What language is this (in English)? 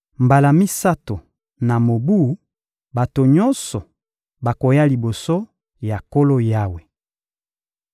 Lingala